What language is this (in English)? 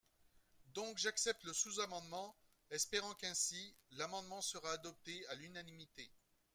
French